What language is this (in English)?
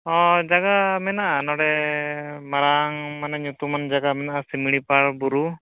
Santali